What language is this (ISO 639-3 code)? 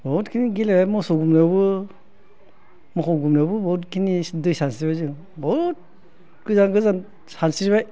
brx